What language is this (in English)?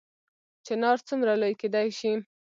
Pashto